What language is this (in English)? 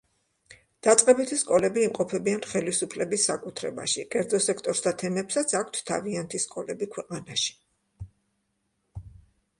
Georgian